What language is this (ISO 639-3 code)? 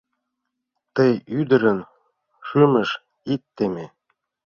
chm